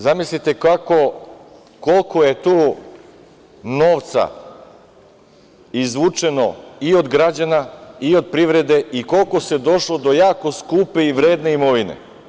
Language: Serbian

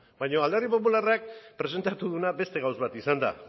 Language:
Basque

